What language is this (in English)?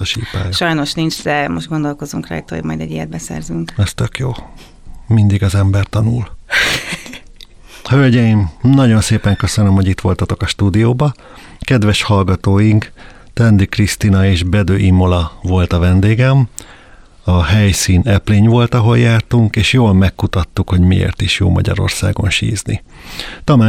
Hungarian